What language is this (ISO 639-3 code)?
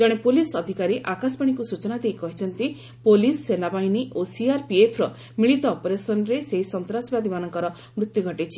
ori